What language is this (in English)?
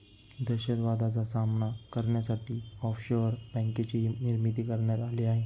Marathi